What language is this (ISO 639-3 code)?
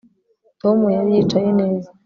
kin